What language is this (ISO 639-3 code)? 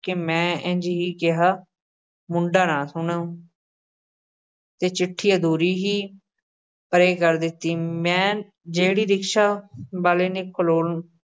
pan